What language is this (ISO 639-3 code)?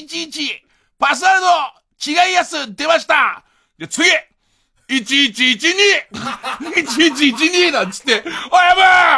jpn